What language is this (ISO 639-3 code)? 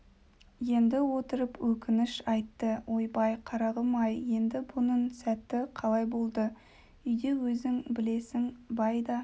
kaz